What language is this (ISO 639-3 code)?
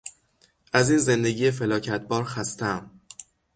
fas